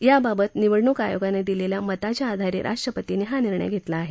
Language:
Marathi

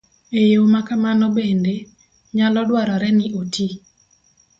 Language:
Luo (Kenya and Tanzania)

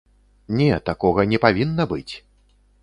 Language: Belarusian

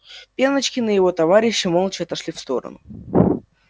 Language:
Russian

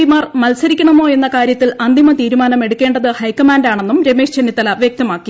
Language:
Malayalam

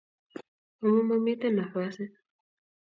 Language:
Kalenjin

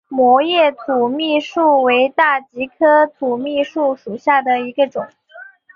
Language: Chinese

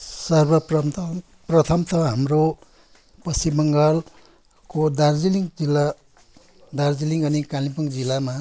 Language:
Nepali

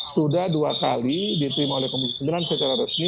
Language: Indonesian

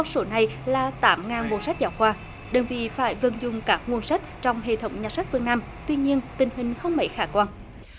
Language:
Vietnamese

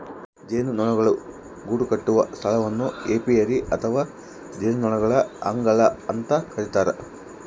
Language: Kannada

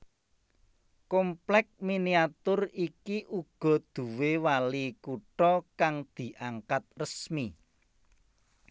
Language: Javanese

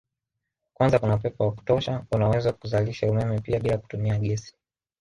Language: Swahili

